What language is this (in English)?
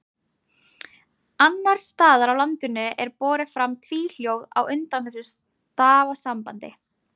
Icelandic